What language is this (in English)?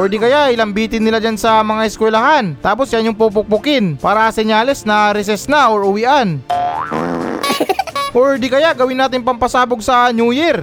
Filipino